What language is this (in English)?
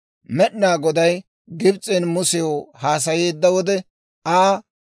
Dawro